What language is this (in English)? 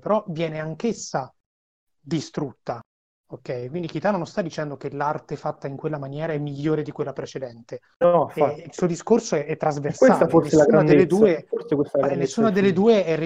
Italian